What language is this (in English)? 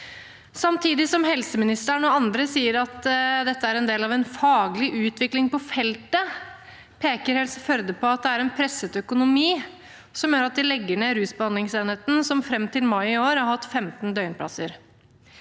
Norwegian